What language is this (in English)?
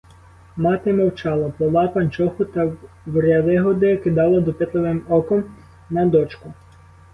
Ukrainian